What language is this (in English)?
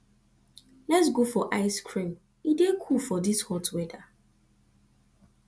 Nigerian Pidgin